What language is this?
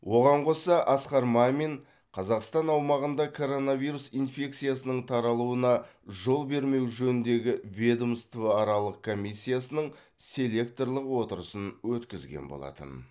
Kazakh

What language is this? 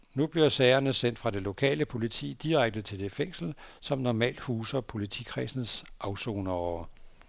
Danish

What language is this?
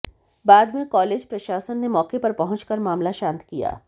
Hindi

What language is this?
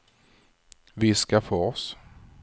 Swedish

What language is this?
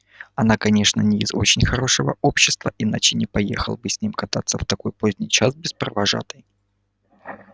Russian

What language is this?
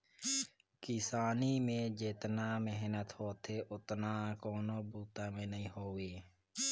Chhattisgarhi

